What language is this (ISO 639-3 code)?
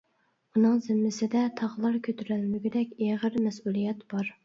uig